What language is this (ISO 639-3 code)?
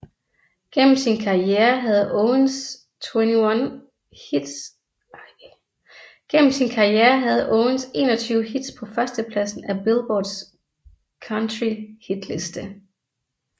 dan